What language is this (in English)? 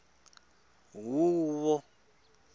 Tsonga